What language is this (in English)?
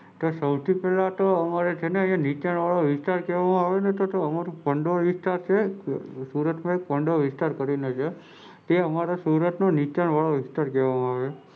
Gujarati